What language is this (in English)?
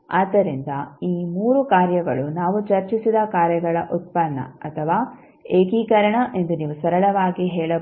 Kannada